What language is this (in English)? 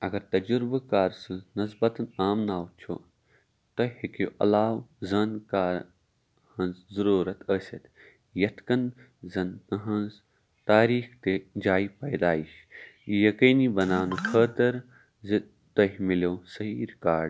Kashmiri